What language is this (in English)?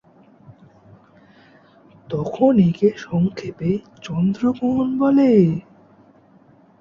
Bangla